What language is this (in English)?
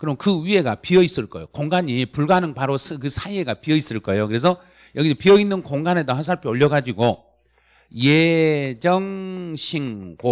Korean